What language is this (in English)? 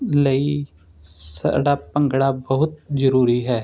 Punjabi